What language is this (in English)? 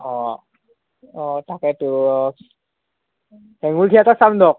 Assamese